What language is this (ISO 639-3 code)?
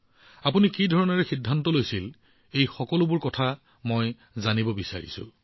asm